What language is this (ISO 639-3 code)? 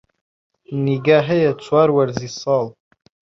ckb